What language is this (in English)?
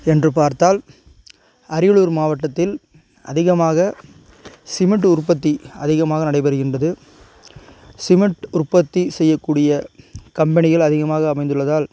Tamil